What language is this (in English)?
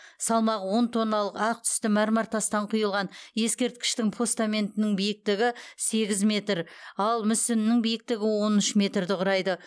Kazakh